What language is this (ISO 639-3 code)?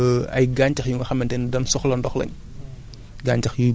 wol